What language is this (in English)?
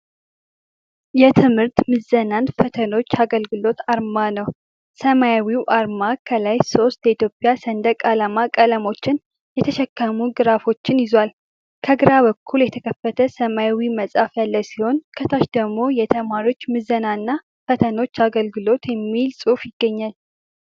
Amharic